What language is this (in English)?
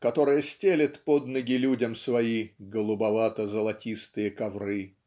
Russian